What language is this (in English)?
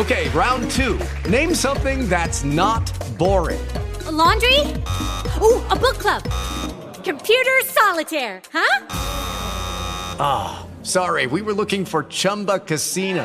Italian